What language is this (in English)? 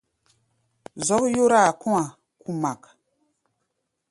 Gbaya